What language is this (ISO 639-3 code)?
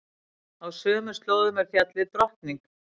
isl